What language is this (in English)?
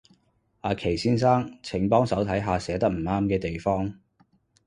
Cantonese